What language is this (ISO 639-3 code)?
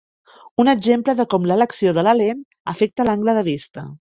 cat